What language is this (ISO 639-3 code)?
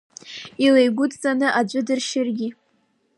abk